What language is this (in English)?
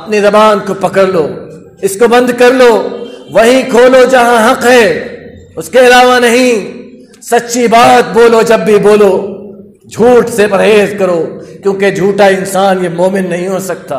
Arabic